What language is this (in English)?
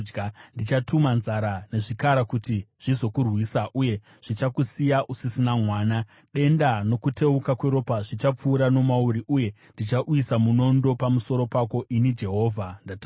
Shona